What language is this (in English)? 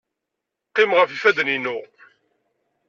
Kabyle